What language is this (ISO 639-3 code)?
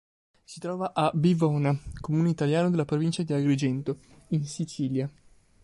ita